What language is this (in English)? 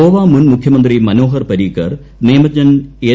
Malayalam